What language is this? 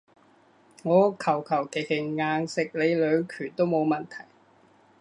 Cantonese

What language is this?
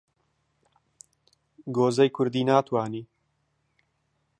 Central Kurdish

